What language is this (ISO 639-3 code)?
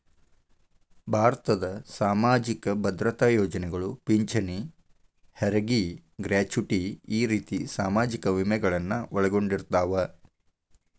kan